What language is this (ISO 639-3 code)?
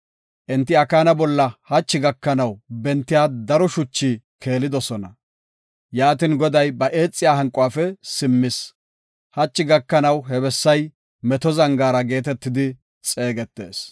gof